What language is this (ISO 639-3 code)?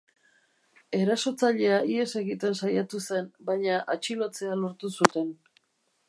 eus